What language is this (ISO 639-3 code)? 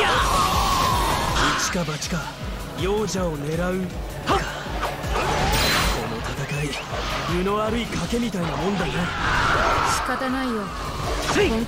jpn